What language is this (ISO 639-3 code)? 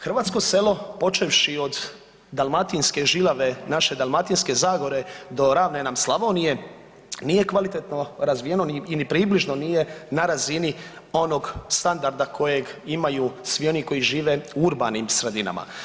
hrv